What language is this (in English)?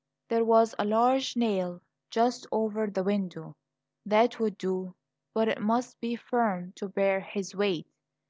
English